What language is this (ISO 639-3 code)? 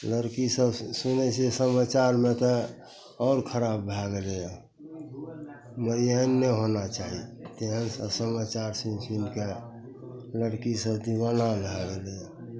mai